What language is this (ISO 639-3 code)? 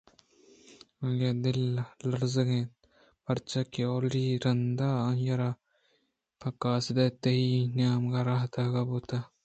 bgp